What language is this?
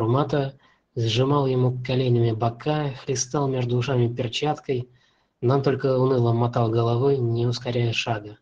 Russian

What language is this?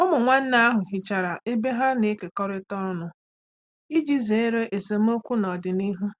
Igbo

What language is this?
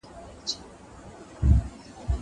Pashto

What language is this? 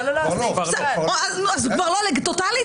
Hebrew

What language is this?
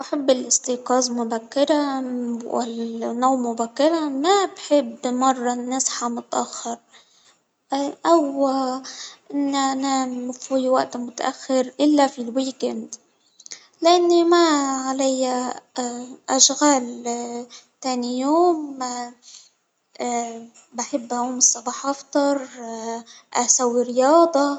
Hijazi Arabic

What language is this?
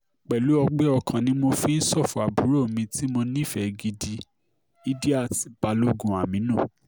Yoruba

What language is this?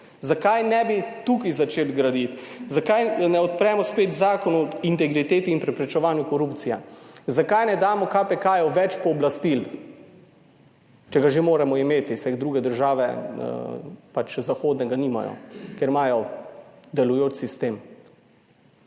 Slovenian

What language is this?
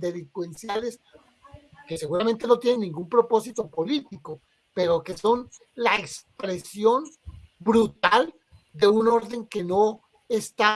Spanish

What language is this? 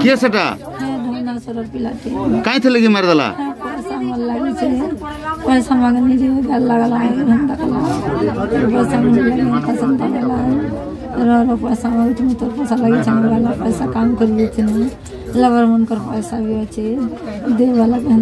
Indonesian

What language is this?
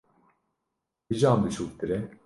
Kurdish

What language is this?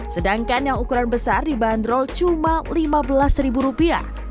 Indonesian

